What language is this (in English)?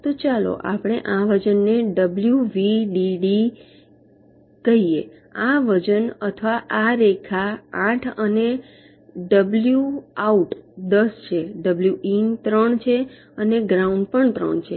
Gujarati